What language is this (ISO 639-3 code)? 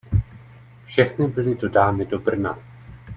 ces